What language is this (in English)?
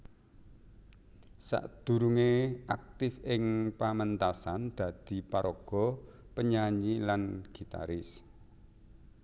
Javanese